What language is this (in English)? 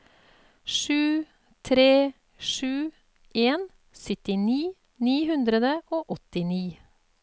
Norwegian